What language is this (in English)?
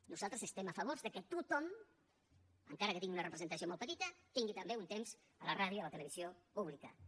Catalan